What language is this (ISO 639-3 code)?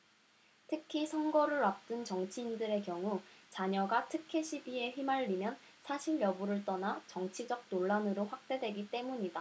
kor